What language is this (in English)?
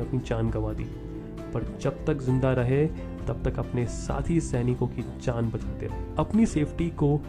Hindi